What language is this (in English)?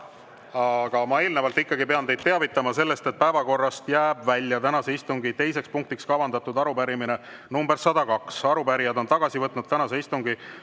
Estonian